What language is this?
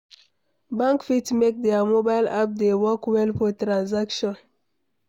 Nigerian Pidgin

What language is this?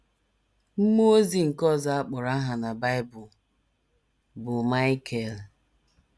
Igbo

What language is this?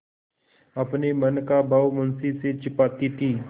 Hindi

